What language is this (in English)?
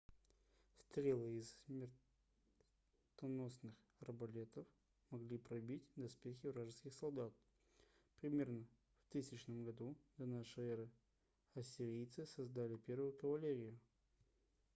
Russian